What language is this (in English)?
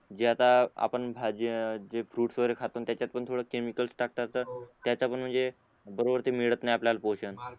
Marathi